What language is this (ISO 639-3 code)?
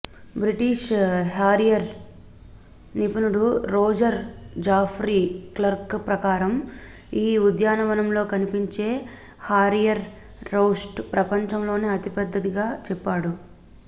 tel